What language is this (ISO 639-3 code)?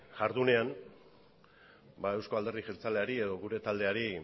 eus